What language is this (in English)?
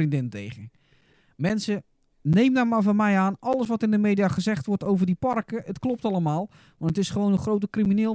Dutch